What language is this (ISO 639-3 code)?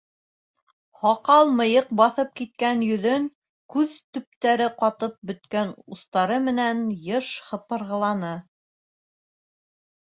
bak